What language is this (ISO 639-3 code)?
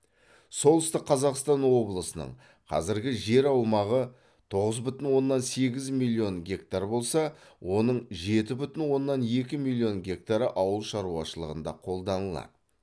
kaz